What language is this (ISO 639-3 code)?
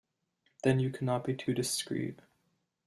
eng